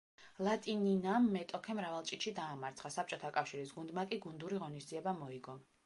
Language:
Georgian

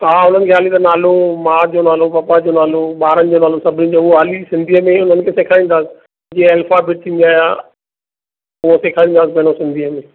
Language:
Sindhi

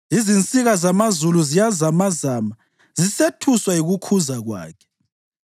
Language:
North Ndebele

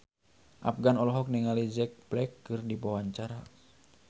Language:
Sundanese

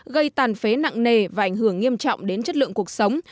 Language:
Vietnamese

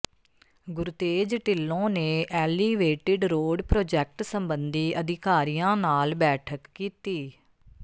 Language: Punjabi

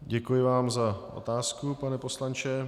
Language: Czech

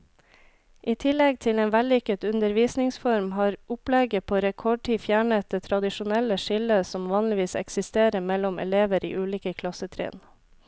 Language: Norwegian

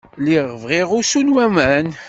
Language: Kabyle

